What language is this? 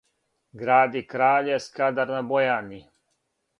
Serbian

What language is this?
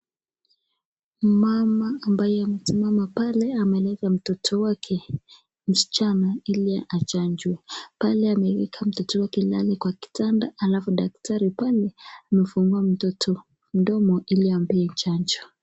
Swahili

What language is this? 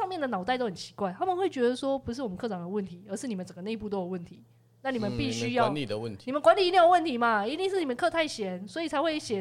Chinese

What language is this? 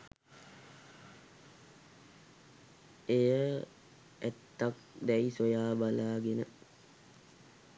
Sinhala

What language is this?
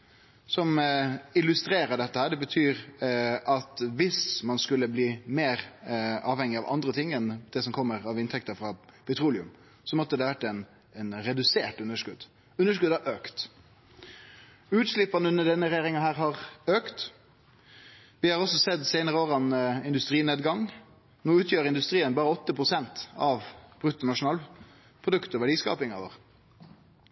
Norwegian Nynorsk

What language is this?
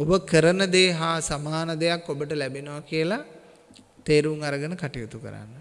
Sinhala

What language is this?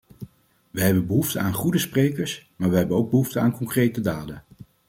Dutch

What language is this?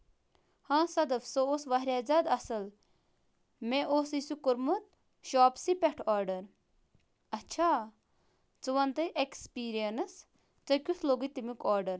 Kashmiri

